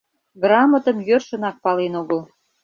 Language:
Mari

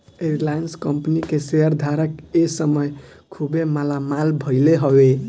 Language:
Bhojpuri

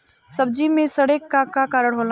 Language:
Bhojpuri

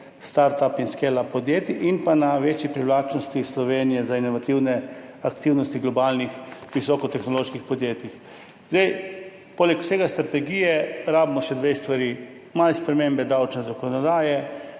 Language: Slovenian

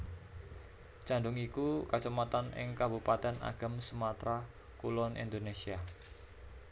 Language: Javanese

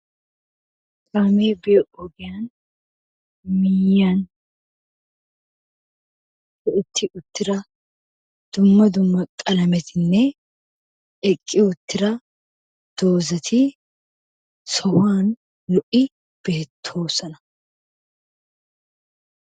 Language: Wolaytta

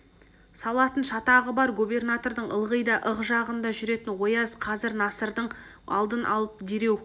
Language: Kazakh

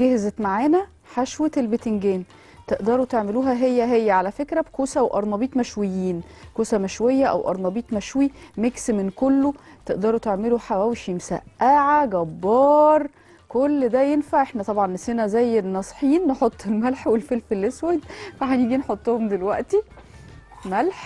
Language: Arabic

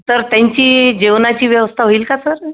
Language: Marathi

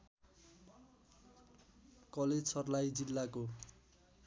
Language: Nepali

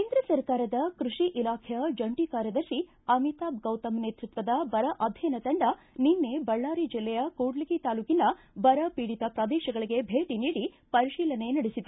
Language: Kannada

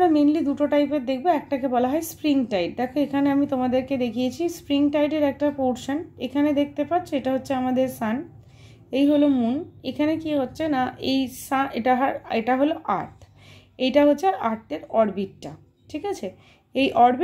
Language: Hindi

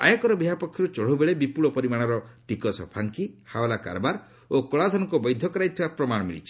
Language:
Odia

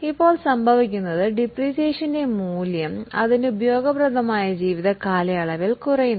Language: Malayalam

